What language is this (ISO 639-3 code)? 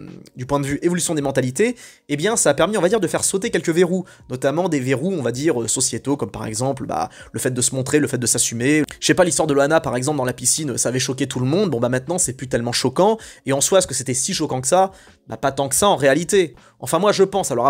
fra